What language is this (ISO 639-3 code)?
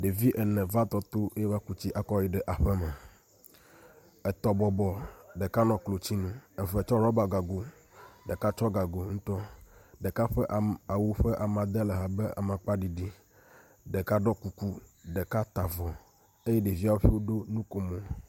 ewe